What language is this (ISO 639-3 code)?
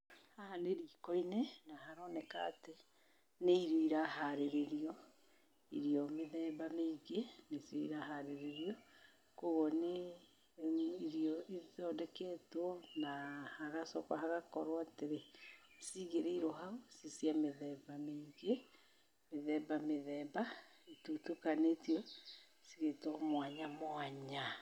kik